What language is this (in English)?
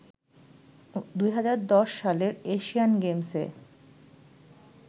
Bangla